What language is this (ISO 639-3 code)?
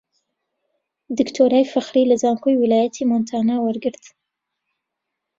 ckb